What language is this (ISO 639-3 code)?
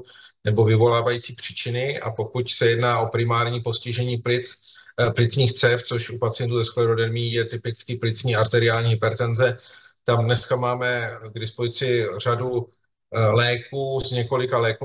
ces